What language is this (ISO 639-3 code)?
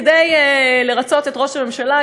heb